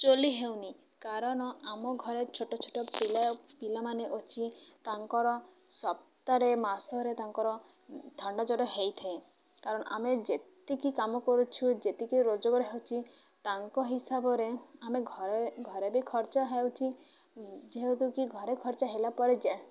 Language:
Odia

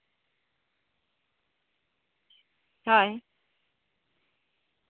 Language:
Santali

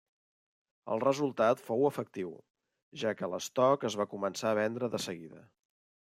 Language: Catalan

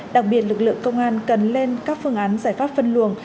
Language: Vietnamese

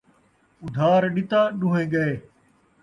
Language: Saraiki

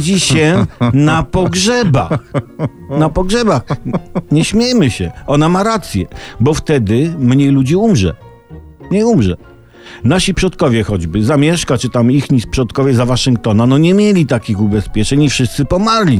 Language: Polish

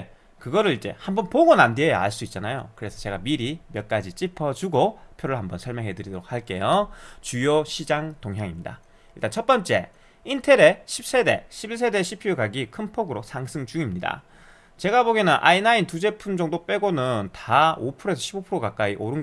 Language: Korean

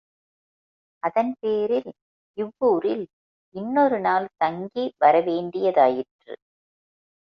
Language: Tamil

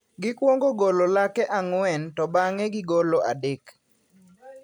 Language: Luo (Kenya and Tanzania)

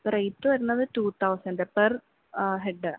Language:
Malayalam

